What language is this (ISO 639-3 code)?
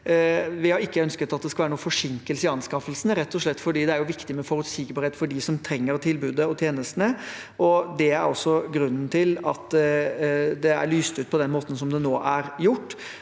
nor